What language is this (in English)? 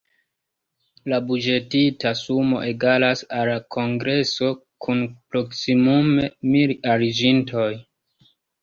Esperanto